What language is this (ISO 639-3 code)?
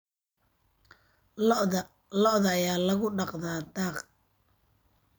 som